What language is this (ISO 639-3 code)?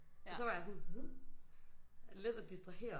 dan